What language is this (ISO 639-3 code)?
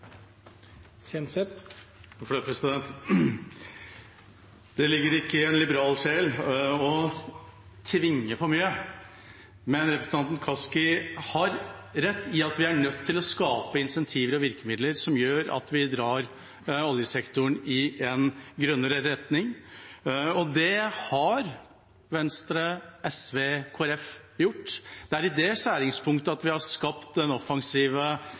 nob